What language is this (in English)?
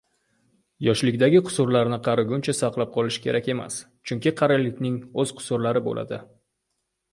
Uzbek